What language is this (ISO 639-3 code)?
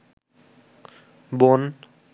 ben